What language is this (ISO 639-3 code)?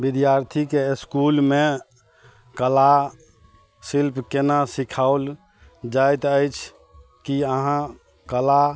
mai